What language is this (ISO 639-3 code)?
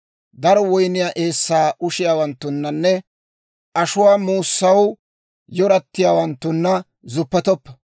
dwr